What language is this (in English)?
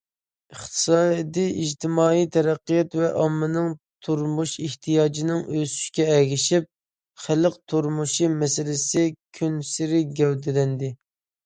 Uyghur